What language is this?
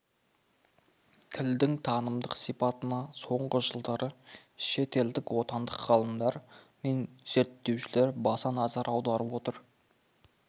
Kazakh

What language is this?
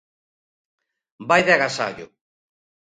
Galician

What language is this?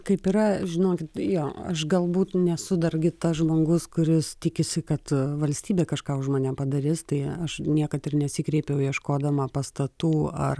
Lithuanian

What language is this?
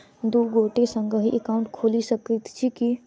Maithili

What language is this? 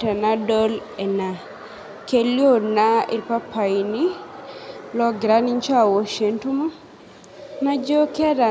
Masai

